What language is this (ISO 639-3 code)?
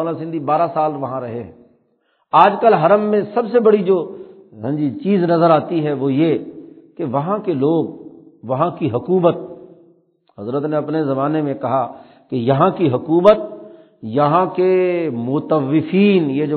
urd